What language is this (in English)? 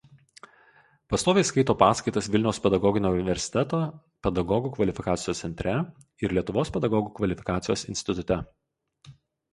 Lithuanian